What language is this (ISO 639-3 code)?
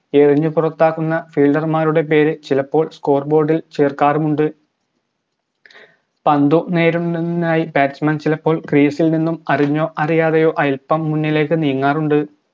mal